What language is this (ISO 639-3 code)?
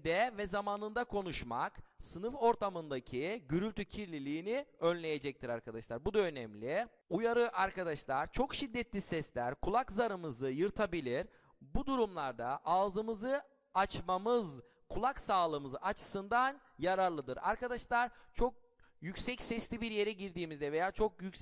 tur